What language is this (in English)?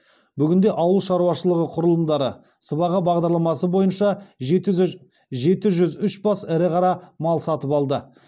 Kazakh